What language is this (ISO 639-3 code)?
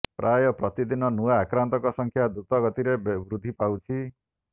ori